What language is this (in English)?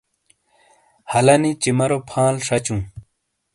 Shina